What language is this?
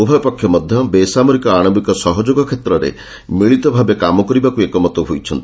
Odia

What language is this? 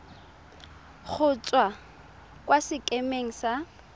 Tswana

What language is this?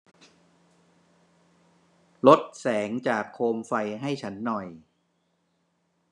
Thai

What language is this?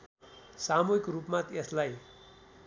Nepali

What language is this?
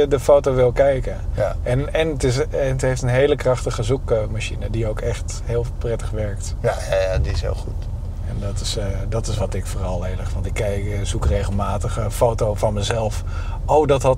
Dutch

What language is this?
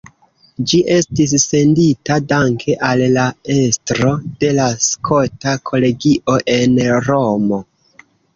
Esperanto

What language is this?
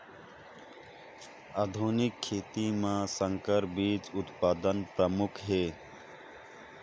Chhattisgarhi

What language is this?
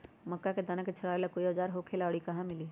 Magahi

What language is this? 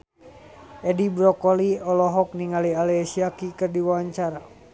Sundanese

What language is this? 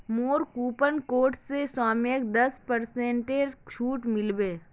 Magahi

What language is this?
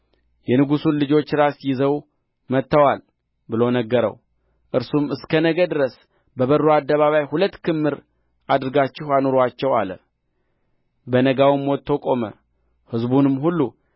Amharic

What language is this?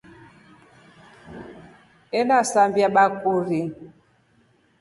Rombo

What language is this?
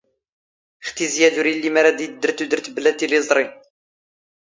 Standard Moroccan Tamazight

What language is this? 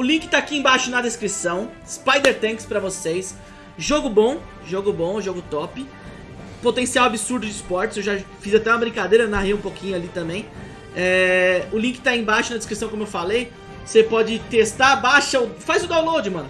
Portuguese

